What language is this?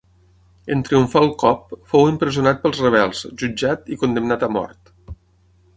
Catalan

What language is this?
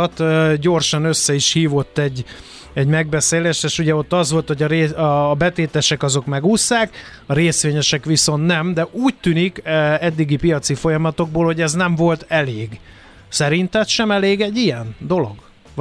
Hungarian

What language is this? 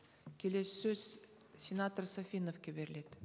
Kazakh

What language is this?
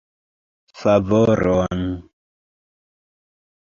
Esperanto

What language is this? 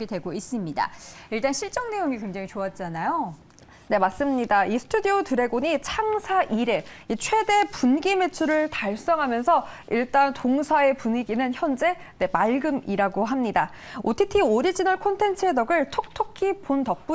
Korean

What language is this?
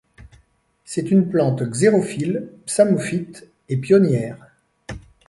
French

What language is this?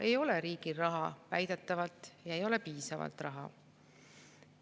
Estonian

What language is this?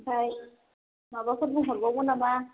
Bodo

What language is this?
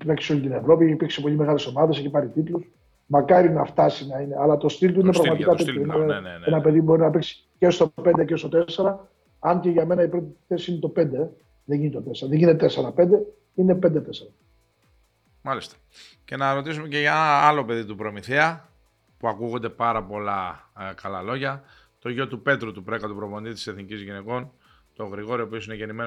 Greek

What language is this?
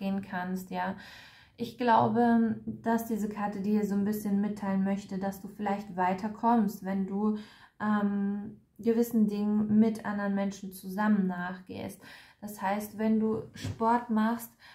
German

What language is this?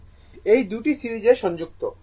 Bangla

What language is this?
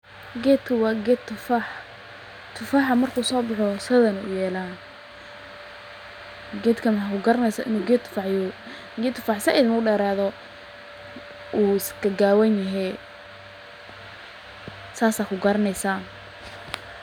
Somali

